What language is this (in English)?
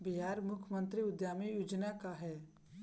Bhojpuri